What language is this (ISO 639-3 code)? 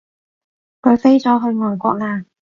yue